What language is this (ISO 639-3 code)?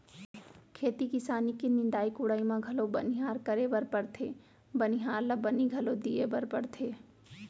hne